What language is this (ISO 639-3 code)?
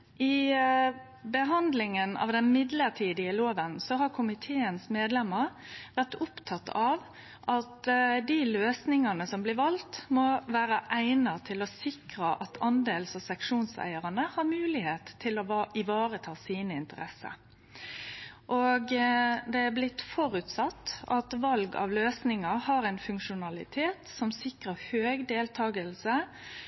nno